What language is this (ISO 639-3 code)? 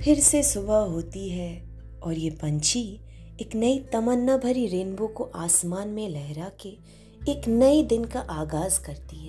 hin